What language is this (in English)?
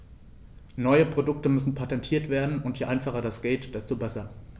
German